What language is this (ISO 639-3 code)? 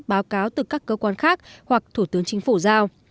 vie